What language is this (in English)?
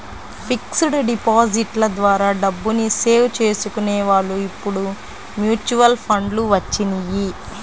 Telugu